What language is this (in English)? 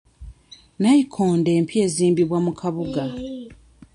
Ganda